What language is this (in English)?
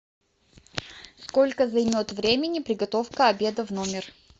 Russian